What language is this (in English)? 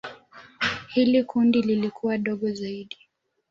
Swahili